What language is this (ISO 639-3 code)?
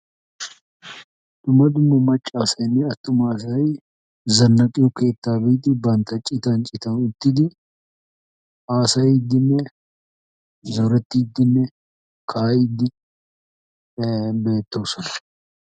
wal